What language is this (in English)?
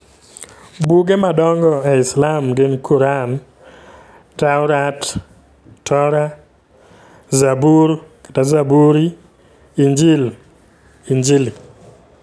Luo (Kenya and Tanzania)